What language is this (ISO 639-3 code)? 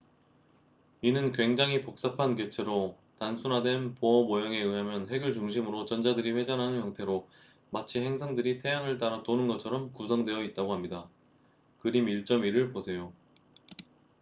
kor